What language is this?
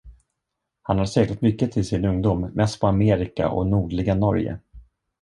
Swedish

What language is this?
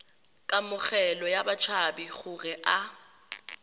Tswana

